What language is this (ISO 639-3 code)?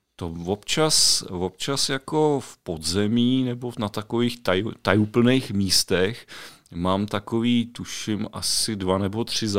ces